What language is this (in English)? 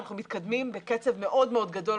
Hebrew